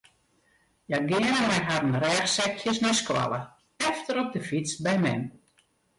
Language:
Western Frisian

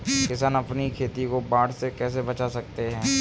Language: Hindi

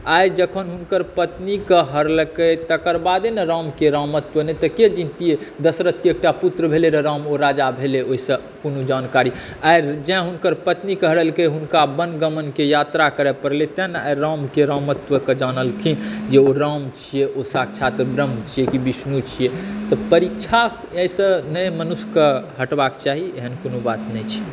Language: Maithili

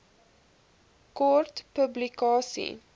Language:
Afrikaans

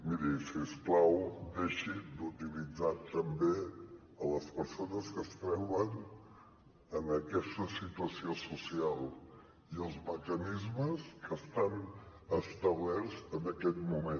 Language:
Catalan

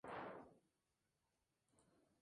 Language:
Spanish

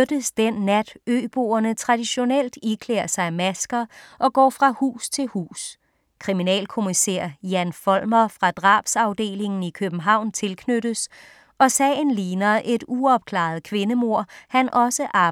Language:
Danish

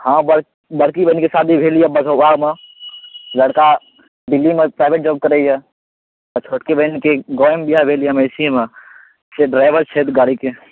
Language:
Maithili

